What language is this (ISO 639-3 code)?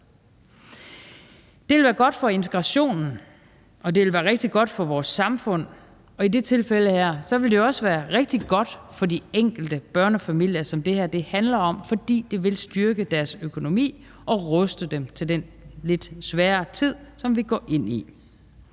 dan